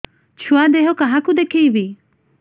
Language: Odia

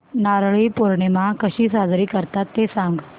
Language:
Marathi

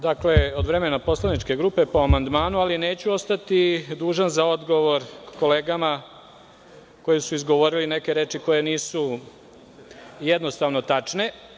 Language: Serbian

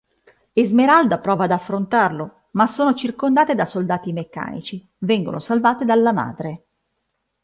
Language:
Italian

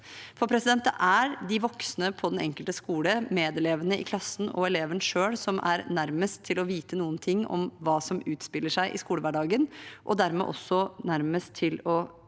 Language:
Norwegian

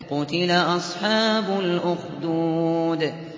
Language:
Arabic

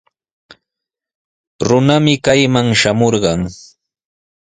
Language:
Sihuas Ancash Quechua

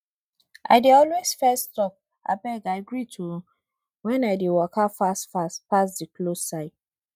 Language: Nigerian Pidgin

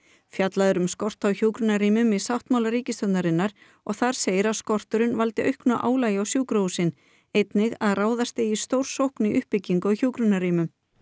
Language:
Icelandic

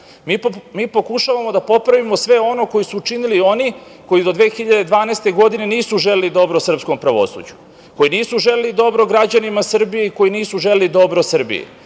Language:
Serbian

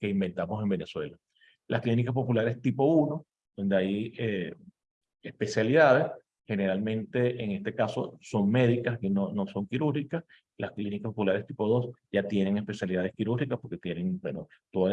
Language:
Spanish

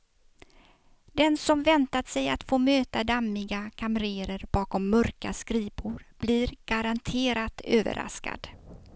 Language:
Swedish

